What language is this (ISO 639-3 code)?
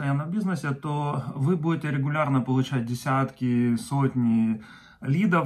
rus